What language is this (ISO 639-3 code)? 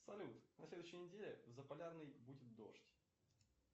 rus